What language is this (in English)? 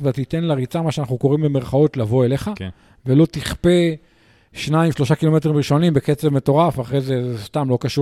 Hebrew